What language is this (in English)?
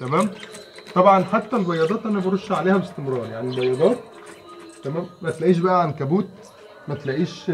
Arabic